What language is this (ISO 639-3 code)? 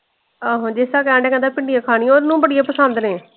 pan